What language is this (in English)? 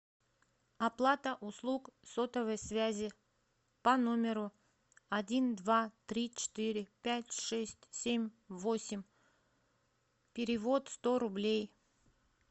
Russian